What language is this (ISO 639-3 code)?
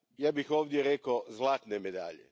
hrv